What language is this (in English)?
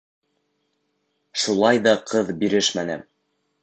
Bashkir